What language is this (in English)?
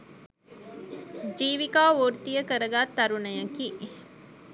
Sinhala